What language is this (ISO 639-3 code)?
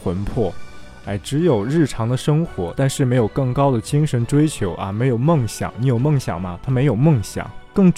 zho